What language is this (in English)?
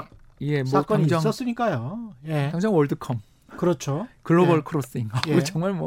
Korean